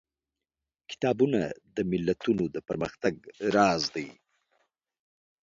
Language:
Pashto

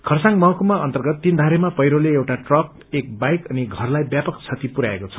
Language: Nepali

